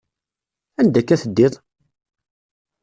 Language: Kabyle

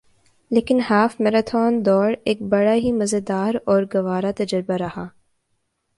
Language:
Urdu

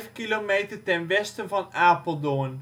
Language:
Dutch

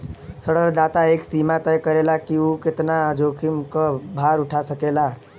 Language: Bhojpuri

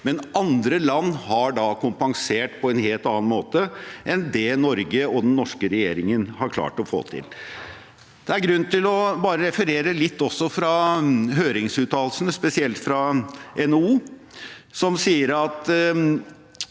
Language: Norwegian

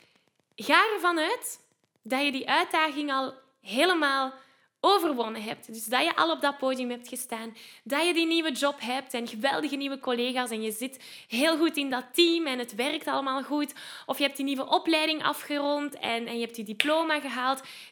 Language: Dutch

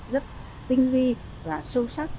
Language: Vietnamese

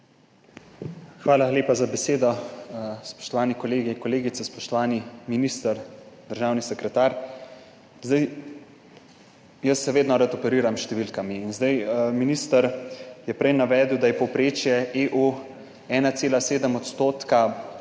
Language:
Slovenian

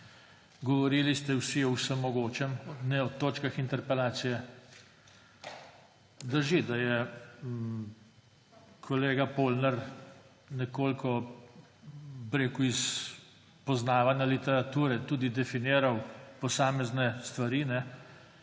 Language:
Slovenian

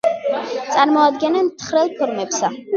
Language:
Georgian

